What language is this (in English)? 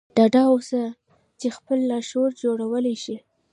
Pashto